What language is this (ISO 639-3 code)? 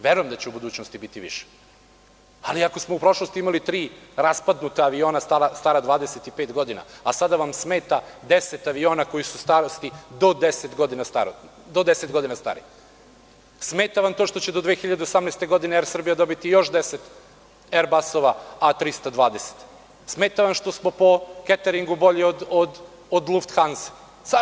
srp